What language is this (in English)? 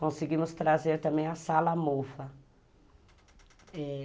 Portuguese